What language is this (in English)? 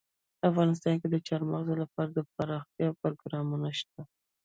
Pashto